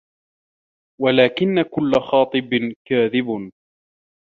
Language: Arabic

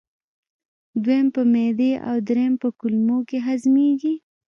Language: Pashto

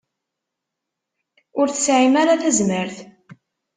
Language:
Kabyle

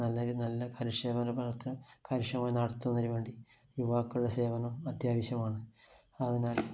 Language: Malayalam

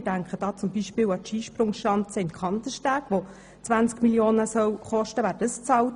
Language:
Swiss German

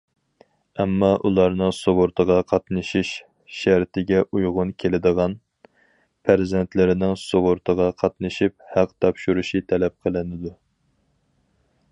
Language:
Uyghur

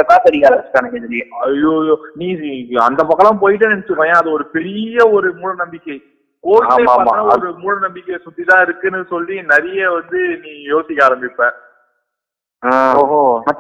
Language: Tamil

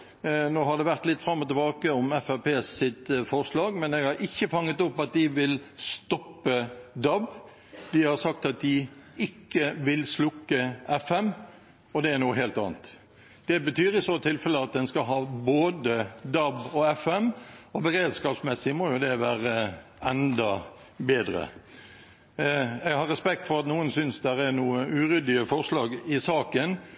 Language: Norwegian Bokmål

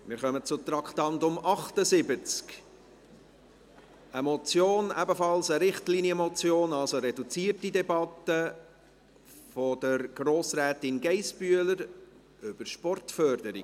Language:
Swiss German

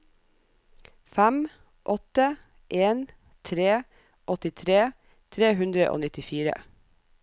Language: Norwegian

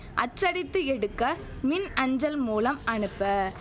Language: Tamil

